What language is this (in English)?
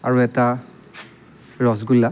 Assamese